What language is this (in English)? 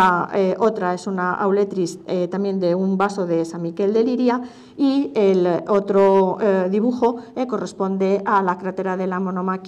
Spanish